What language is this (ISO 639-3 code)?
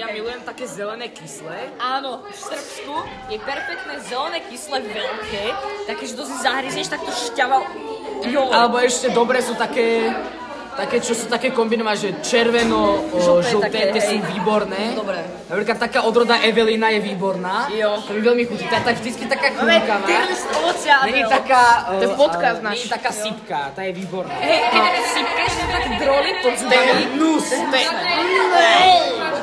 slk